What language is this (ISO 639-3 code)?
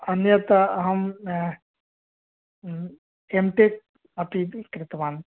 san